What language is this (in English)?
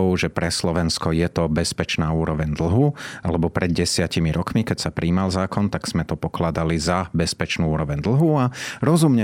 Slovak